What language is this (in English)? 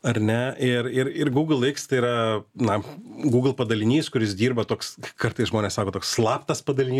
Lithuanian